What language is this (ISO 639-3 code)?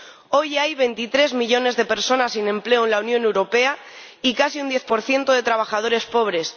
spa